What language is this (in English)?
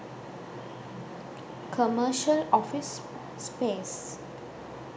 Sinhala